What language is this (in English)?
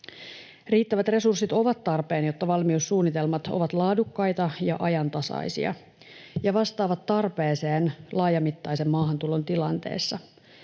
Finnish